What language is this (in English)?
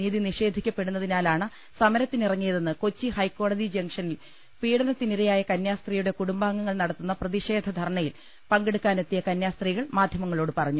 Malayalam